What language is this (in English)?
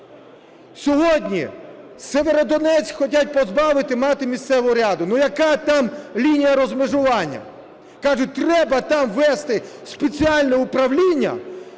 Ukrainian